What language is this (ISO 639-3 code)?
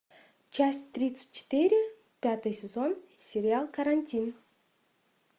rus